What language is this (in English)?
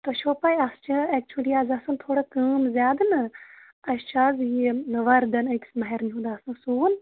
Kashmiri